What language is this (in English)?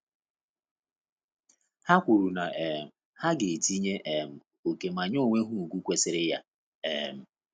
Igbo